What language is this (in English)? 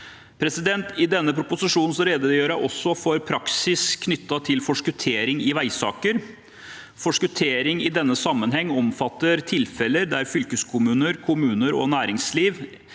Norwegian